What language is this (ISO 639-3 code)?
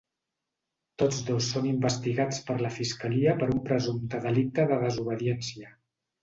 cat